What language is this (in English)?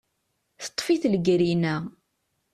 Kabyle